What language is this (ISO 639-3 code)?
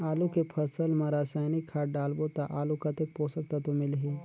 hne